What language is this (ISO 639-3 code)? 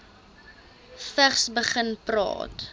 afr